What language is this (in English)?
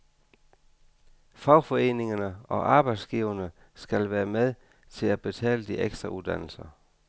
Danish